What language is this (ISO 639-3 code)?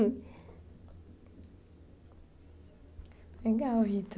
por